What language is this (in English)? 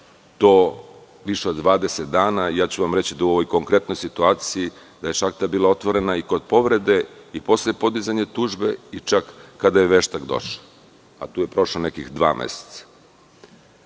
Serbian